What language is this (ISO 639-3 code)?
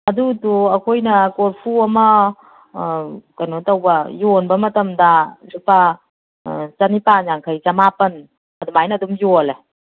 mni